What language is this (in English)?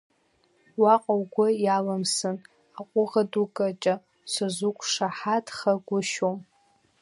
Abkhazian